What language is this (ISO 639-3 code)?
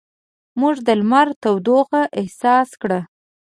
pus